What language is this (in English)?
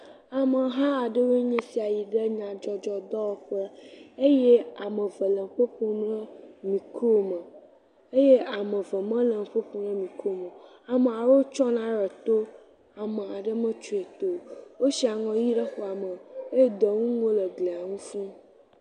Ewe